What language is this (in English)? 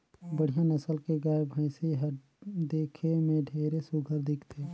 Chhattisgarhi